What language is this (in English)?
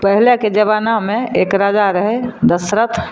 Maithili